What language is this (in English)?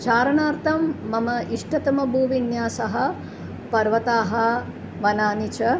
Sanskrit